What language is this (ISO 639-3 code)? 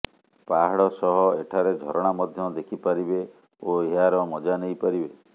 ori